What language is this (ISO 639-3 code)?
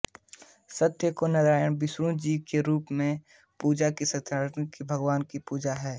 hin